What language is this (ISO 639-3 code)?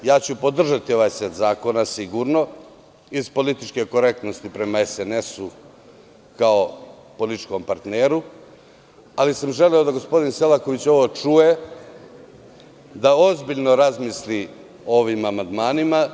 srp